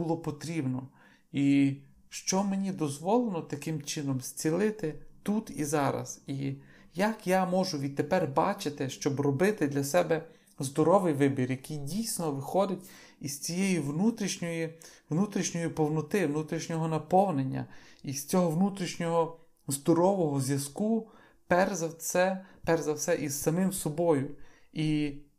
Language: Ukrainian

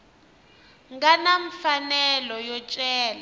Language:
Tsonga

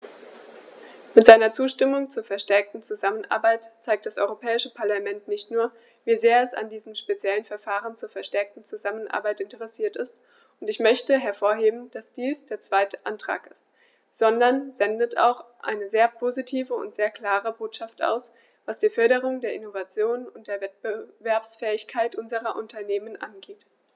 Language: German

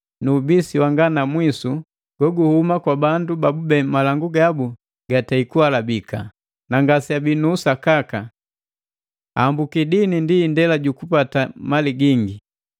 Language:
Matengo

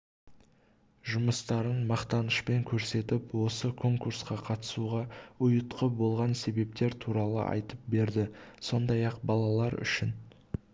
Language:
Kazakh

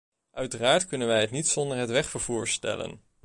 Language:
Dutch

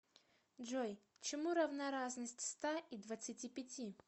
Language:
Russian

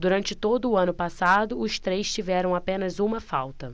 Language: Portuguese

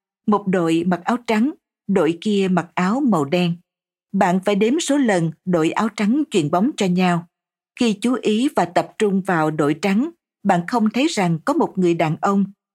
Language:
Vietnamese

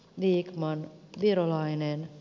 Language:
Finnish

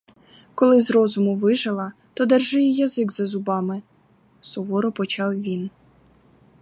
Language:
Ukrainian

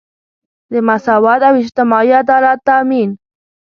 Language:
Pashto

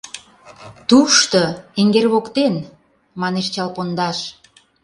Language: Mari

